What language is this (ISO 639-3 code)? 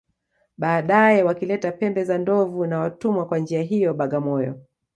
swa